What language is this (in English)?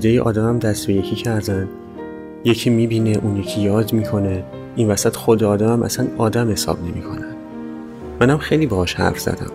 Persian